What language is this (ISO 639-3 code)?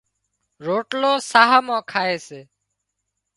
kxp